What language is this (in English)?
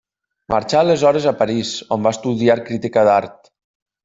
Catalan